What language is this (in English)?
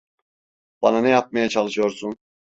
Turkish